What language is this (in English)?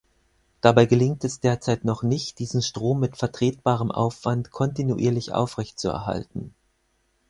German